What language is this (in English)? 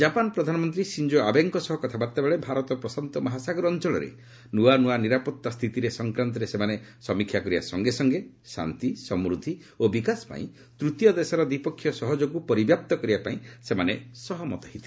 Odia